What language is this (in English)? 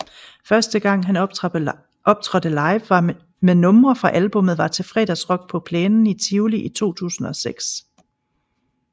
Danish